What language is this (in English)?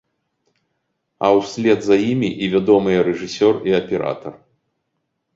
Belarusian